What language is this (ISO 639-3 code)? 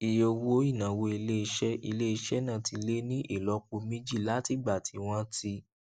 yor